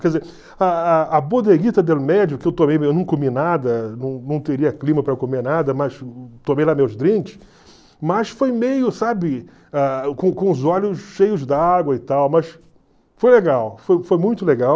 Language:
Portuguese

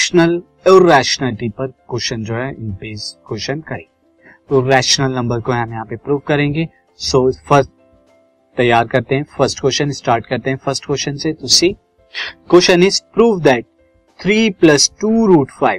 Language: Hindi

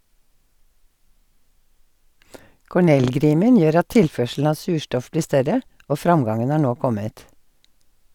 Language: Norwegian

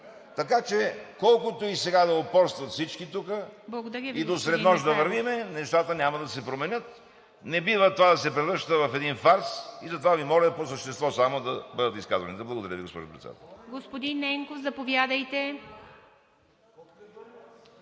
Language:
Bulgarian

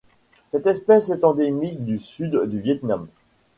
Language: French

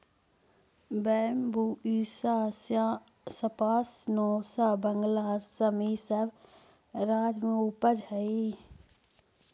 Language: Magahi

